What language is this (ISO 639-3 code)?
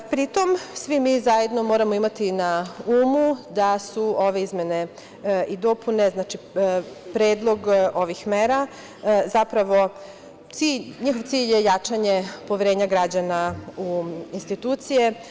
srp